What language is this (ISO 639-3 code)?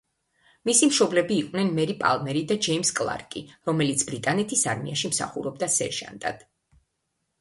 kat